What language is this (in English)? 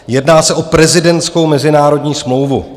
Czech